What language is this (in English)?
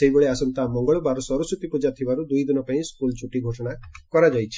Odia